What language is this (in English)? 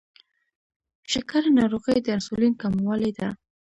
Pashto